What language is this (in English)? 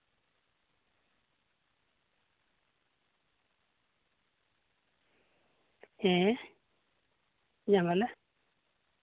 Santali